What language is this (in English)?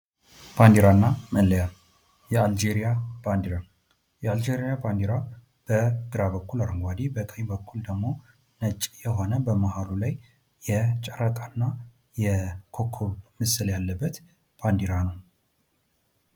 Amharic